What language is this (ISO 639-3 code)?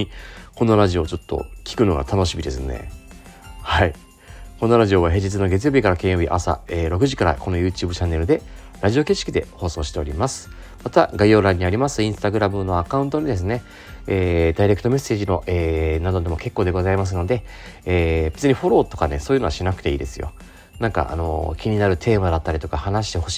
jpn